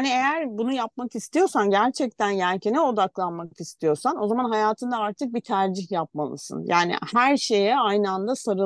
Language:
Turkish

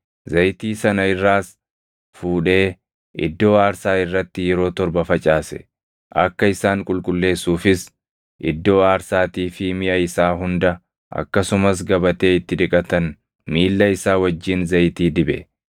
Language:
Oromo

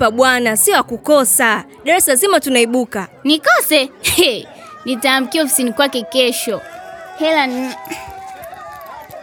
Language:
Swahili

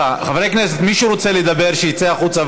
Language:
Hebrew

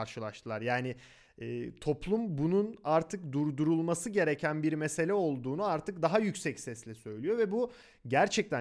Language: Turkish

